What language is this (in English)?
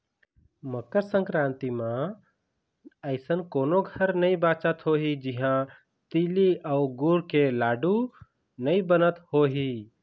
Chhattisgarhi